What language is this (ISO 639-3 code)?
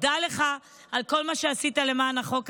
heb